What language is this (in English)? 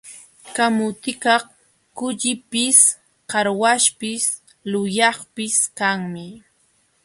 Jauja Wanca Quechua